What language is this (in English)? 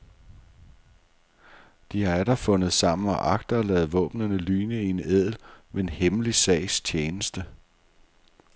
Danish